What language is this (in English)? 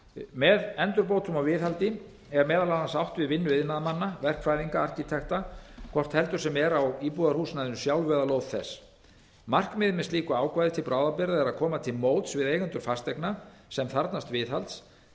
Icelandic